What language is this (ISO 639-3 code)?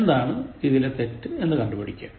mal